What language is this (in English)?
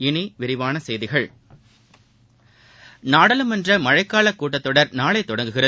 Tamil